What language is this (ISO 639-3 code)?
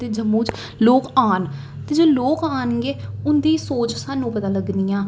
doi